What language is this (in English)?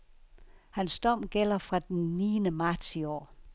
Danish